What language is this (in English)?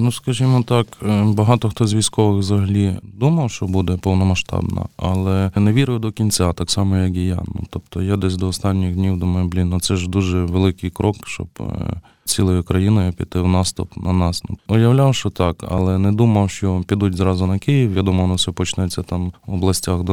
Ukrainian